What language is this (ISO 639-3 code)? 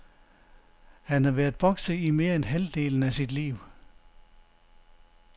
dan